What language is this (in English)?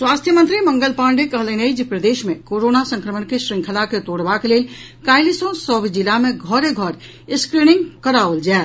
Maithili